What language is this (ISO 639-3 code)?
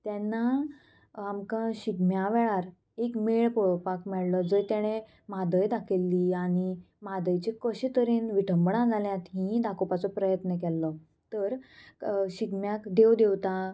kok